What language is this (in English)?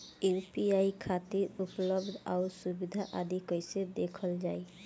Bhojpuri